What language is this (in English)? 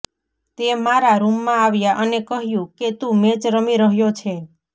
Gujarati